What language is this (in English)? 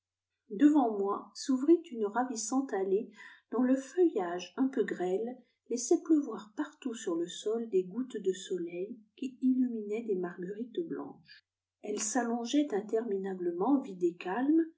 French